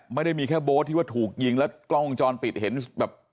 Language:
Thai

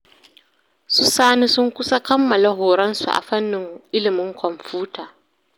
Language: Hausa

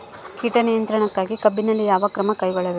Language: Kannada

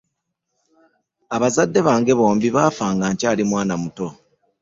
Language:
Ganda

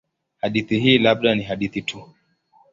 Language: Swahili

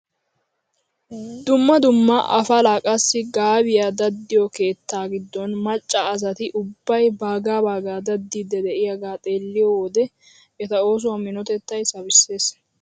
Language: Wolaytta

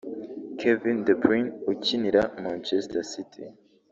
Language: Kinyarwanda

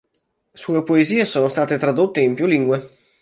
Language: Italian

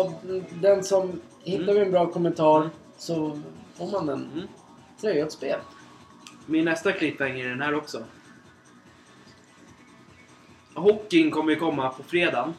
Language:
Swedish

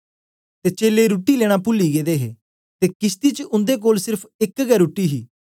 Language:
Dogri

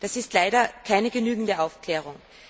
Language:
German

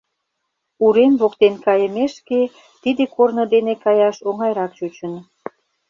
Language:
Mari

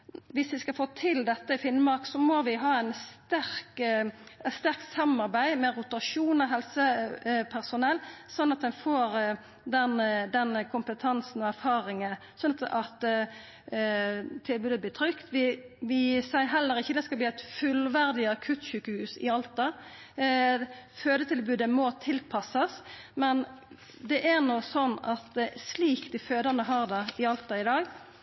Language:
Norwegian Nynorsk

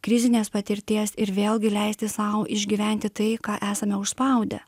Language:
Lithuanian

